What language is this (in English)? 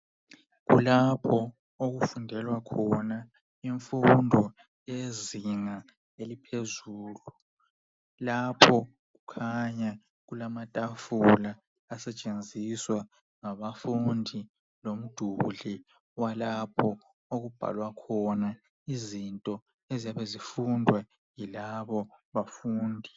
North Ndebele